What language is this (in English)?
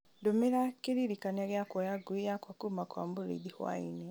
Kikuyu